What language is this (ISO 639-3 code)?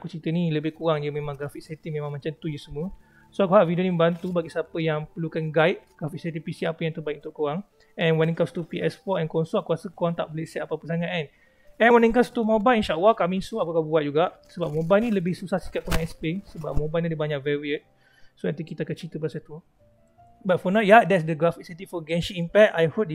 msa